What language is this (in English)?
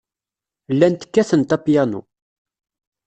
Kabyle